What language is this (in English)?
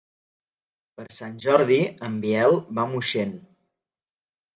Catalan